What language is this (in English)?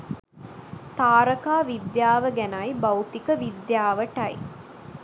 Sinhala